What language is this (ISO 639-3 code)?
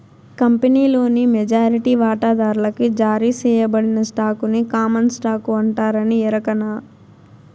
tel